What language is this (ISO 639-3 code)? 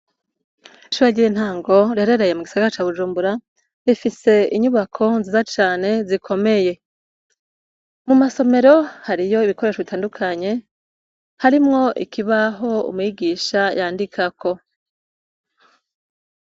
run